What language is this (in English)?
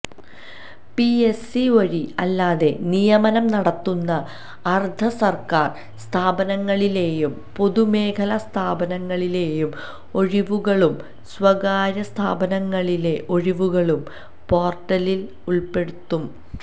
Malayalam